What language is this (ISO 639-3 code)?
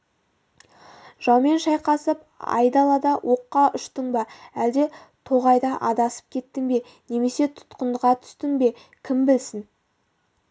kaz